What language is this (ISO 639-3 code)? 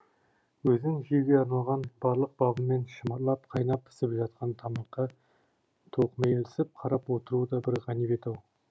kaz